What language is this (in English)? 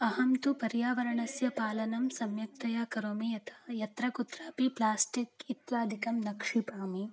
Sanskrit